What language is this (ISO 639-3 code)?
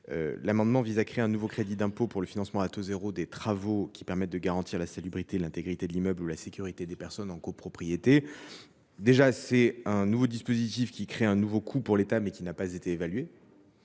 fra